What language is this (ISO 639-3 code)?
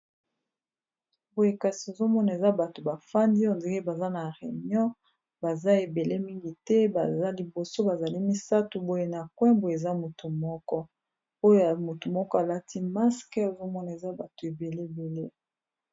lin